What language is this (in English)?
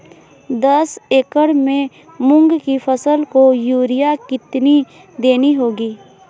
Hindi